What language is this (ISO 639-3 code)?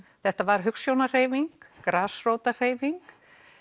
isl